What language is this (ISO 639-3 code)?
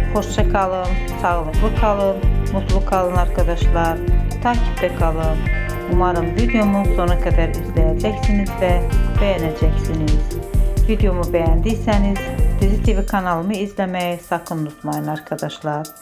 tur